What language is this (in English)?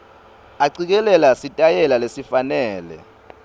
Swati